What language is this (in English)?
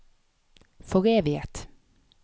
Norwegian